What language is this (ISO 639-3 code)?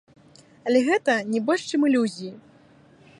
bel